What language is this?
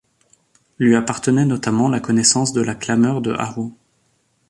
French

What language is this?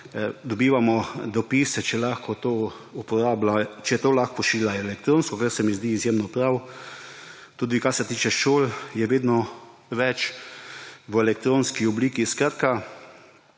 Slovenian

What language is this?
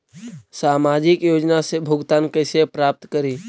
Magahi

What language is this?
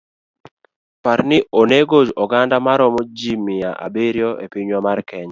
Luo (Kenya and Tanzania)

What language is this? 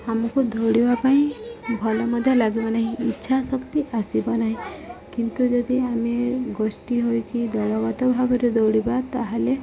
Odia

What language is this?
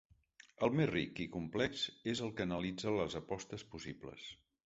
Catalan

